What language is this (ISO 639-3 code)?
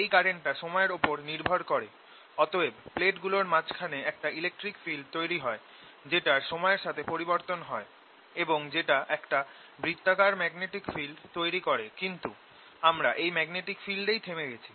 ben